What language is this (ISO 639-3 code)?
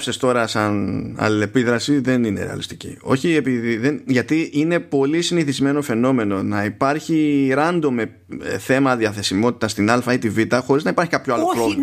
ell